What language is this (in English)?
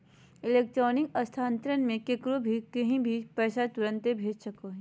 Magahi